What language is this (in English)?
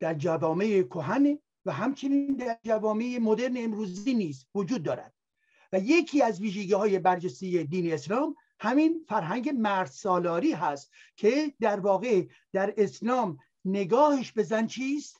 Persian